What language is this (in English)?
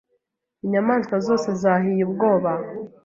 Kinyarwanda